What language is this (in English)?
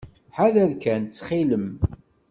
Kabyle